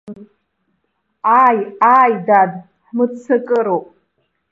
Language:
Abkhazian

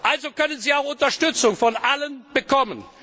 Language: German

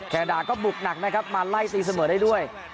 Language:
Thai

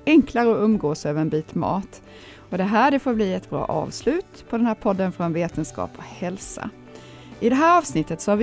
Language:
Swedish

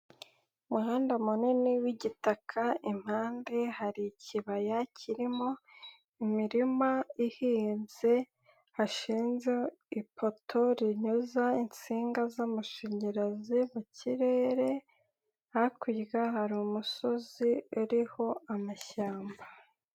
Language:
Kinyarwanda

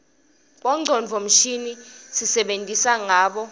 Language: Swati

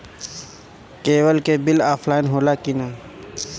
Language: Bhojpuri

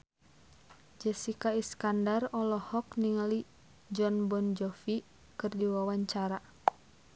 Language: Sundanese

